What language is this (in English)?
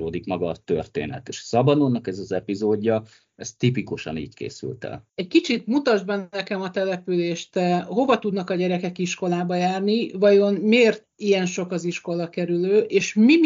Hungarian